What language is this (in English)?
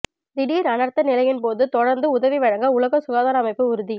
Tamil